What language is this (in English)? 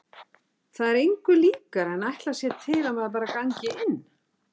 Icelandic